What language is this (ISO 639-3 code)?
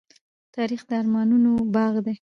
pus